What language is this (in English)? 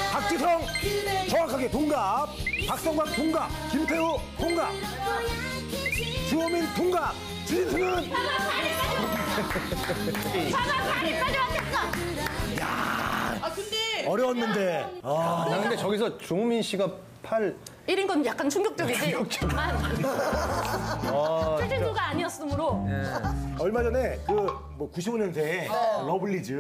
Korean